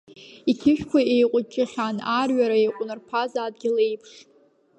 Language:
Abkhazian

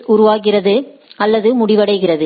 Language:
Tamil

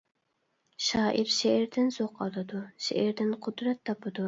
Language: Uyghur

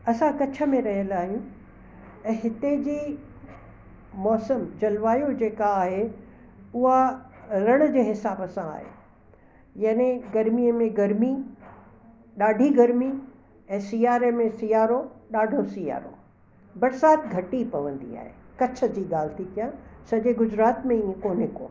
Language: Sindhi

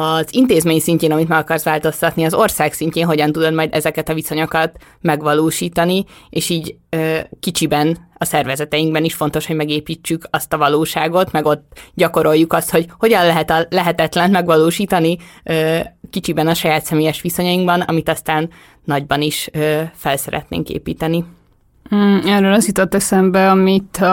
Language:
Hungarian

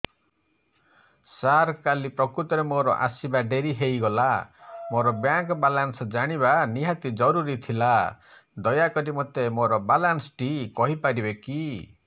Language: Odia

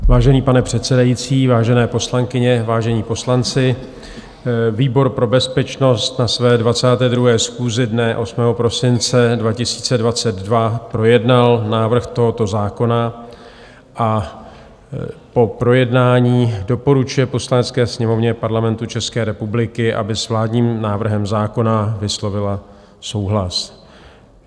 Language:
Czech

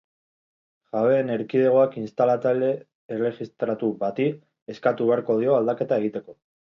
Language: Basque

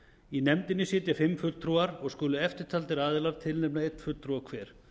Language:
Icelandic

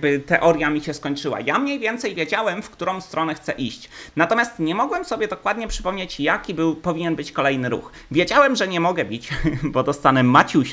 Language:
Polish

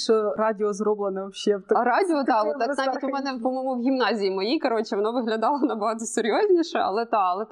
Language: Ukrainian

